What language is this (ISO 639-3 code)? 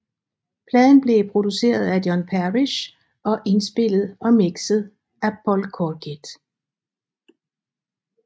dan